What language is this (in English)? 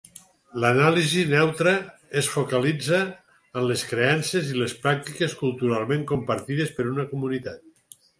Catalan